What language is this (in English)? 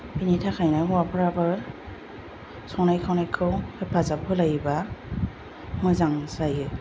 Bodo